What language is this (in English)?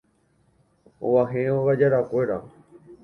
Guarani